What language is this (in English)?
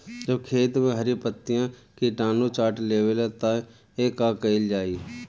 Bhojpuri